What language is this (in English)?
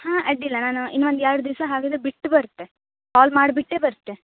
Kannada